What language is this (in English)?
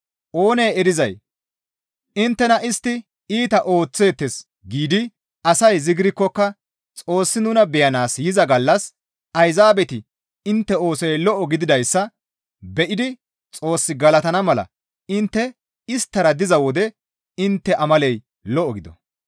Gamo